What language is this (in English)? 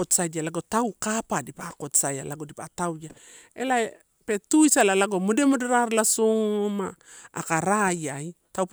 Torau